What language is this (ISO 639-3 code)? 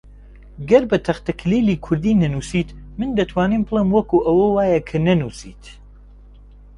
ckb